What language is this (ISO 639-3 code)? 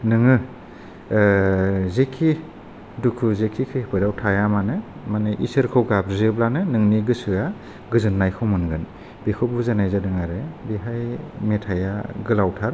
brx